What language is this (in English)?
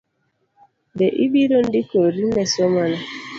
Luo (Kenya and Tanzania)